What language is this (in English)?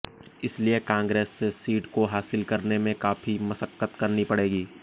Hindi